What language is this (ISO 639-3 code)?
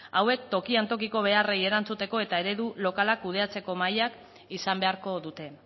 eus